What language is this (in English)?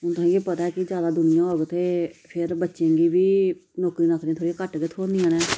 Dogri